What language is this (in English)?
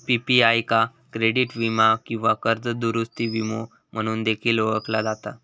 Marathi